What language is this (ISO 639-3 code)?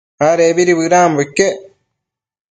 mcf